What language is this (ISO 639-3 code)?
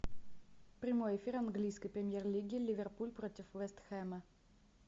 rus